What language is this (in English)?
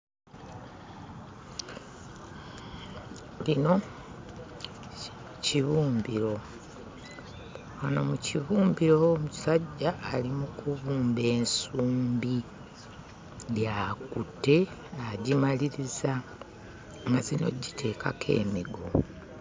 Ganda